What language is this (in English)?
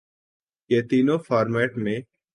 Urdu